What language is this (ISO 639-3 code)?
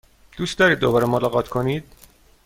fas